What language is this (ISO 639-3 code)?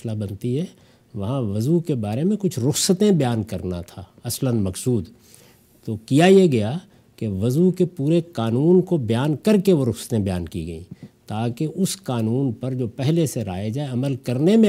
urd